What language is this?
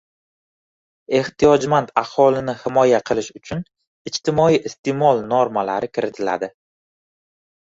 Uzbek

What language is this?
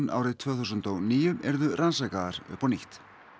Icelandic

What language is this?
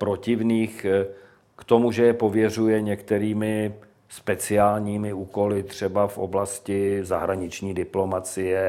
Czech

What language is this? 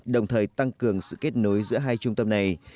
Vietnamese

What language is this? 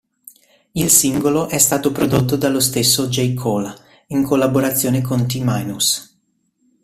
Italian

